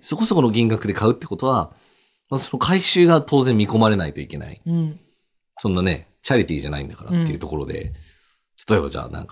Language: Japanese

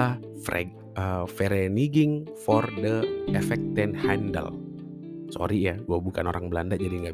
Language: Indonesian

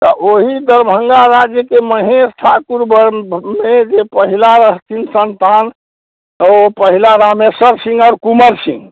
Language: Maithili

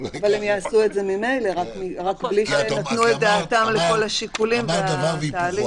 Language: Hebrew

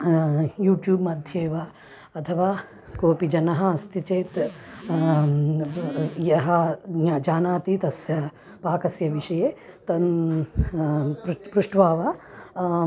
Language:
Sanskrit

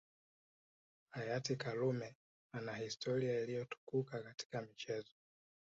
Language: Swahili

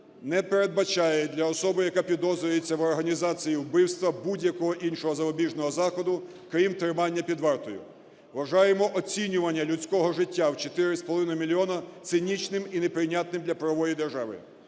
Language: Ukrainian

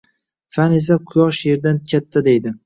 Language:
Uzbek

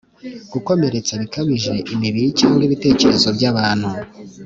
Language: Kinyarwanda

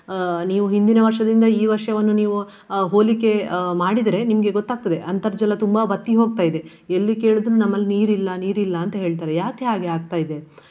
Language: Kannada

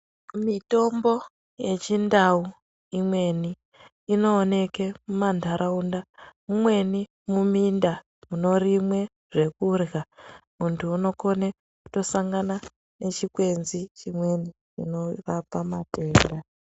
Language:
Ndau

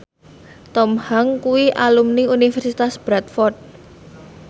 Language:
Javanese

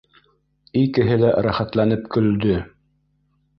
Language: Bashkir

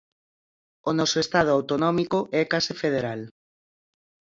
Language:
Galician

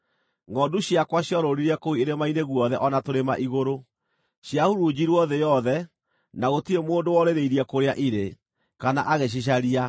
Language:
Kikuyu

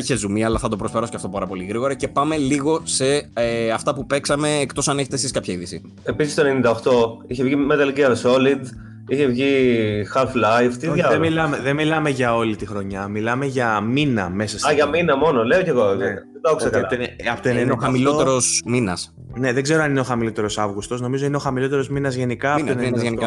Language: Greek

